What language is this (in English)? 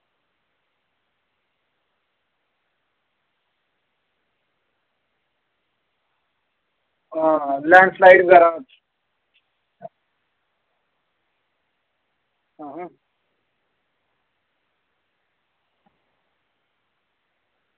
Dogri